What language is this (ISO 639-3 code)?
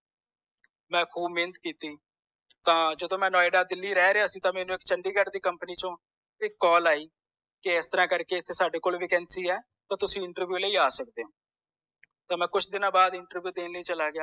pan